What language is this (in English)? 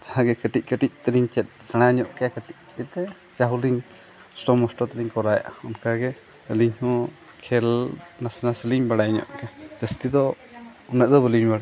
Santali